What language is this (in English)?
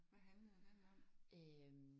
Danish